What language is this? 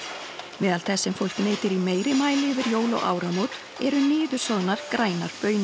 Icelandic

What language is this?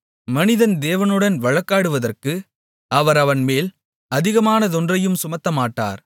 Tamil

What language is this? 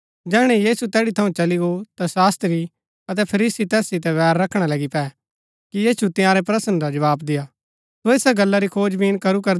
Gaddi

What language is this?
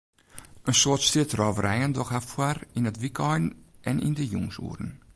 Western Frisian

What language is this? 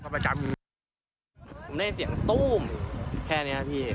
Thai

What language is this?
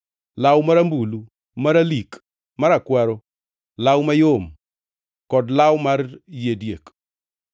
Luo (Kenya and Tanzania)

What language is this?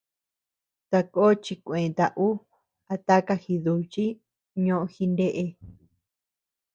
Tepeuxila Cuicatec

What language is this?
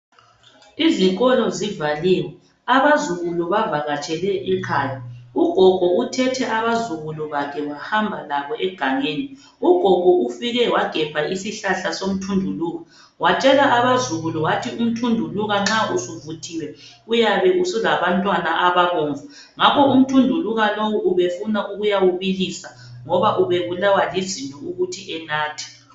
North Ndebele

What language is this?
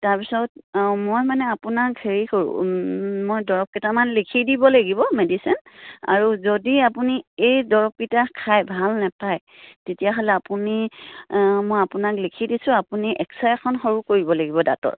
Assamese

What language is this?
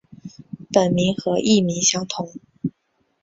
Chinese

